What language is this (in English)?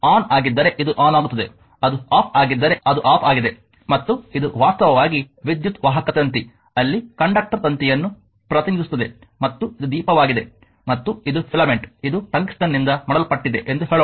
Kannada